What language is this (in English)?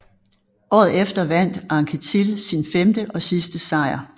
Danish